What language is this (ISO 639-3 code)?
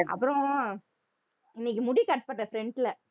tam